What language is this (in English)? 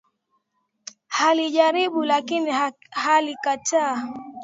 Swahili